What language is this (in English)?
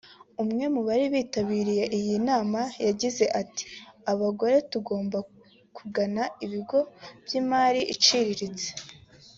Kinyarwanda